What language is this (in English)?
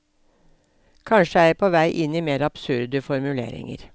Norwegian